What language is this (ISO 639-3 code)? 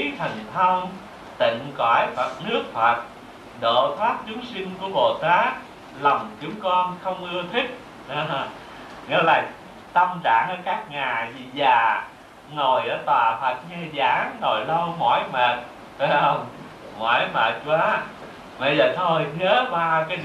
vie